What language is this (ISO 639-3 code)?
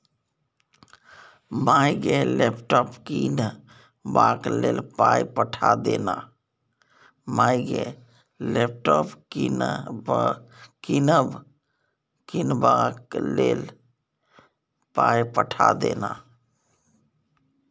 mai